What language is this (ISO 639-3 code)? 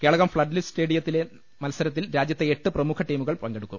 mal